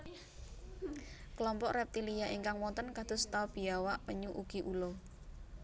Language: Javanese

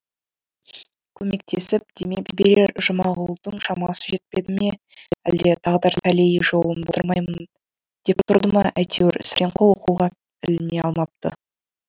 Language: Kazakh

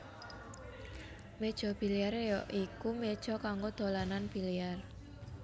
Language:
Javanese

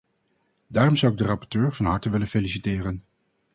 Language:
Dutch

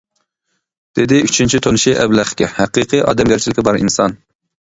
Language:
Uyghur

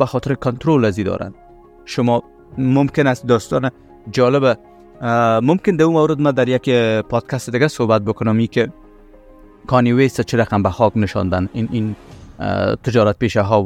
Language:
Persian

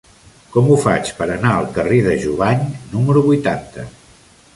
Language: Catalan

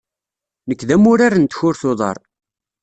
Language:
Kabyle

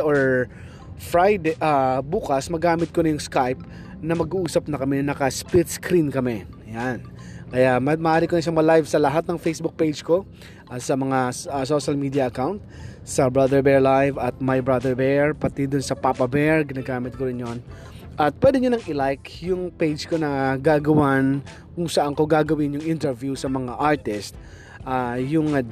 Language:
Filipino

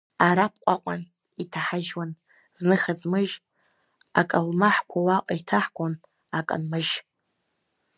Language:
Abkhazian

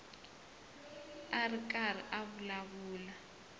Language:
Tsonga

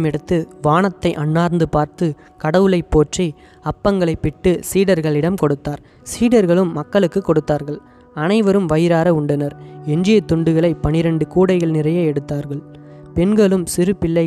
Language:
Tamil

